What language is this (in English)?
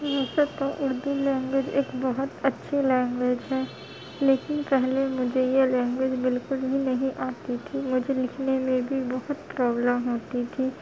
Urdu